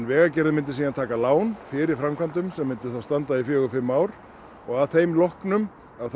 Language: Icelandic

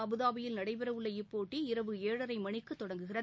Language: Tamil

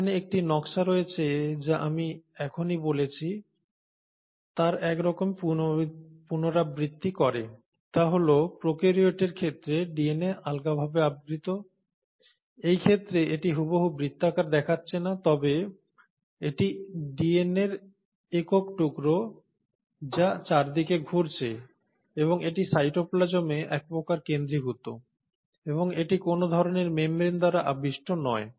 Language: Bangla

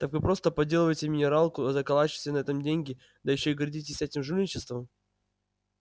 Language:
Russian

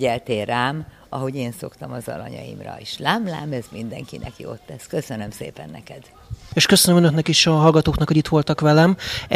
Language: Hungarian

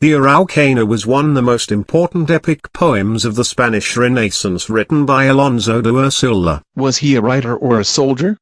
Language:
English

